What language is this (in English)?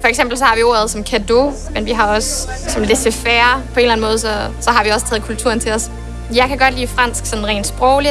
Danish